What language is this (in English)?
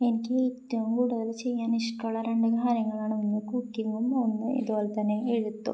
Malayalam